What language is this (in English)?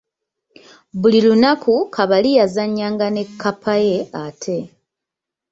Ganda